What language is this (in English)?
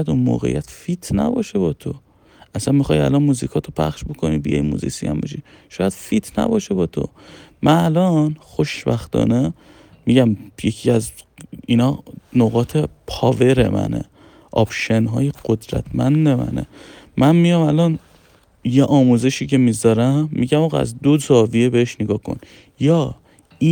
Persian